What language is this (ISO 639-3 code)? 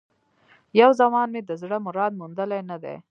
pus